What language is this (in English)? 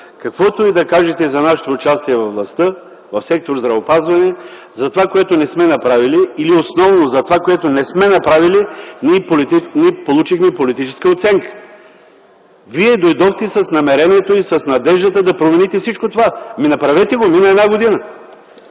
Bulgarian